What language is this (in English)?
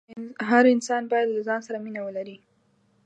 Pashto